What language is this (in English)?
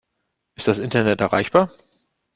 German